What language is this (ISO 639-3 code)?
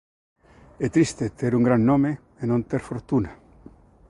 glg